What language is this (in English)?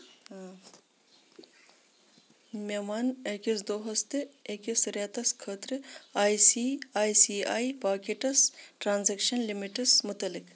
Kashmiri